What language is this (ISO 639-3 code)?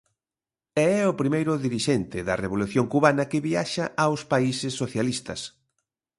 glg